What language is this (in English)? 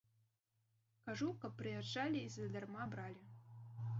Belarusian